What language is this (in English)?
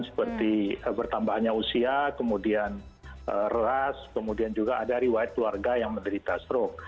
Indonesian